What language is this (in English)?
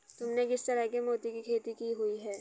Hindi